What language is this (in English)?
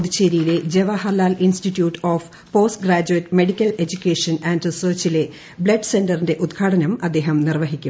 Malayalam